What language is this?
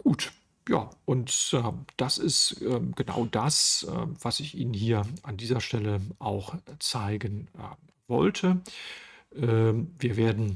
German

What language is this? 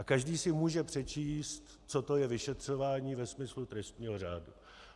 Czech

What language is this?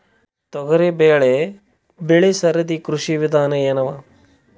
Kannada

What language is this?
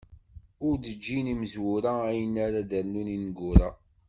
Kabyle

